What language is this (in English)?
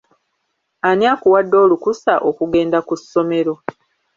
Ganda